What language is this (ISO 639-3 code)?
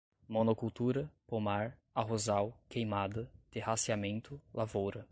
por